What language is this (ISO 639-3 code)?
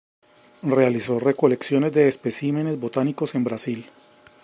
spa